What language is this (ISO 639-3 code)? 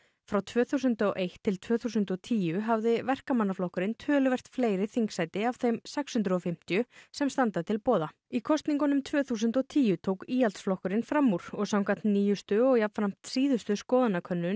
isl